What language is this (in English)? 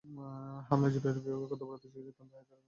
Bangla